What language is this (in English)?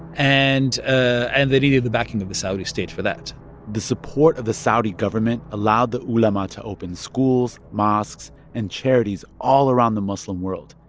English